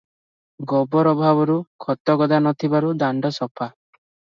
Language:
Odia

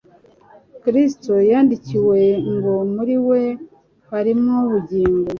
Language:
Kinyarwanda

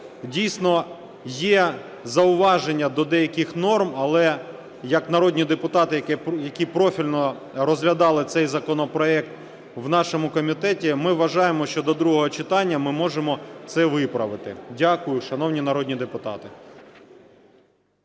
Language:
Ukrainian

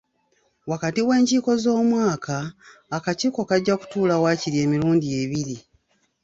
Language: Ganda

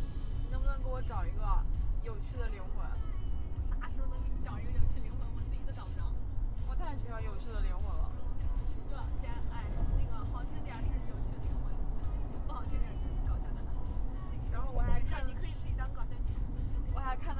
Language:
Chinese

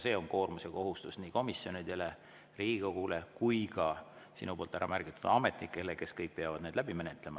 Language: Estonian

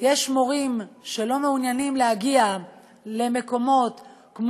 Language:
Hebrew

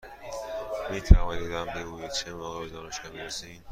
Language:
Persian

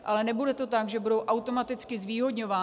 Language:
Czech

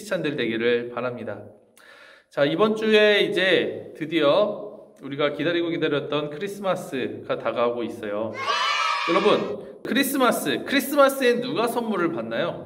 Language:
Korean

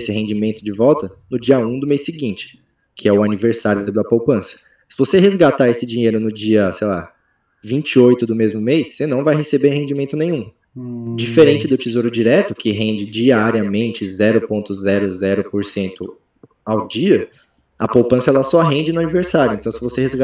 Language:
Portuguese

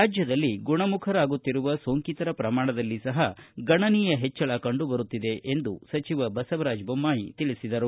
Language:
Kannada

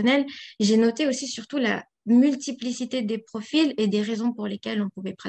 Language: French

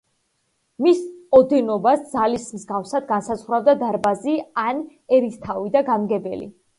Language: Georgian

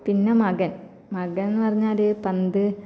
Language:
Malayalam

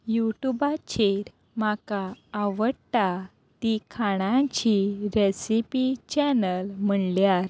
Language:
Konkani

